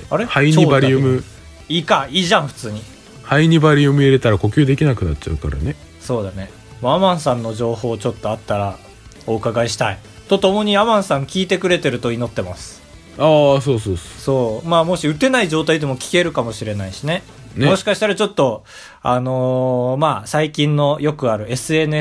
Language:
Japanese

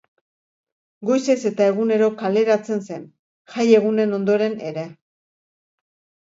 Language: Basque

